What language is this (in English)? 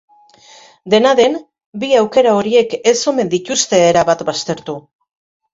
Basque